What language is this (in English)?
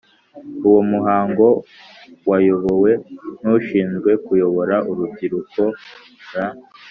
Kinyarwanda